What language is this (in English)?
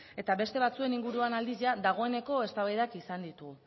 Basque